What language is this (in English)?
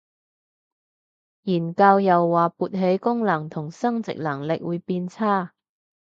Cantonese